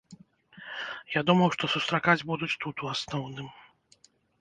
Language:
Belarusian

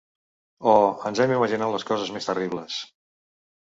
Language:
Catalan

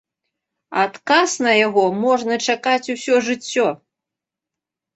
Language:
Belarusian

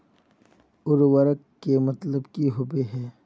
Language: Magahi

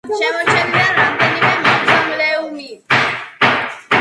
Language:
Georgian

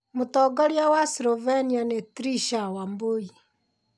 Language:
Kikuyu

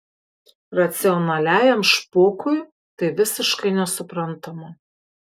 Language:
Lithuanian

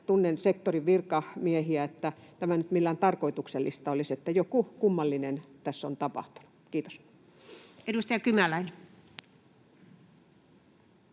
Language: Finnish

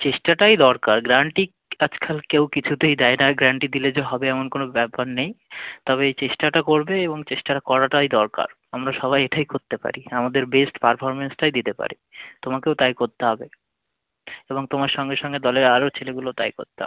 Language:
Bangla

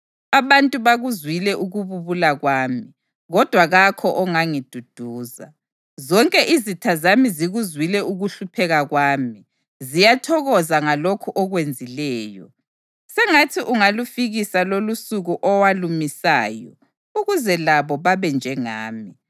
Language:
North Ndebele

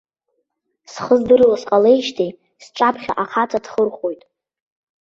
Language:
Abkhazian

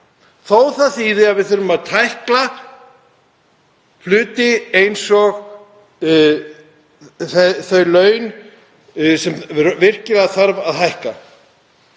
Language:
Icelandic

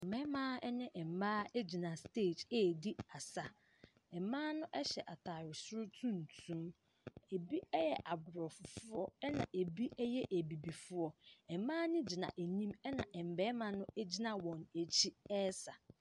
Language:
Akan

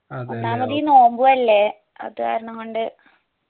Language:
Malayalam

